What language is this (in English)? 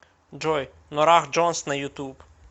Russian